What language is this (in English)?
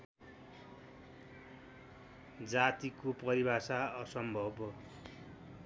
Nepali